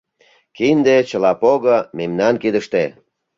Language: Mari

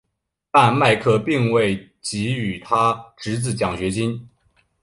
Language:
Chinese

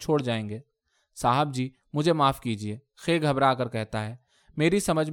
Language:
Urdu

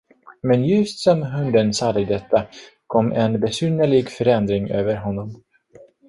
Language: Swedish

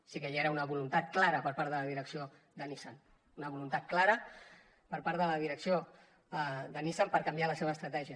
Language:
Catalan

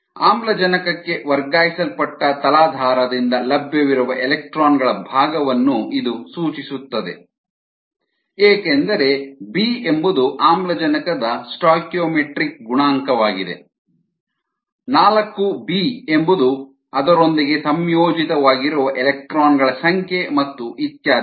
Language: Kannada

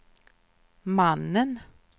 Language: Swedish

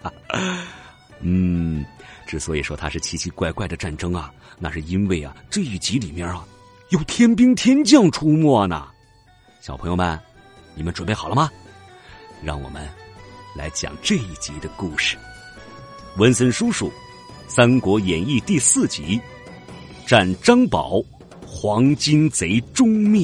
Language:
Chinese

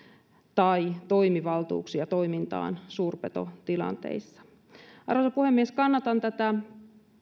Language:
Finnish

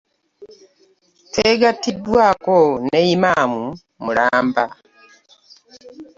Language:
Ganda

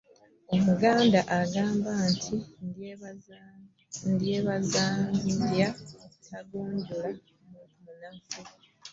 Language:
Ganda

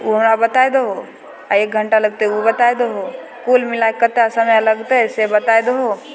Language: Maithili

